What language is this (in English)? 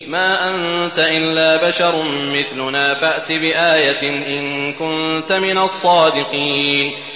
Arabic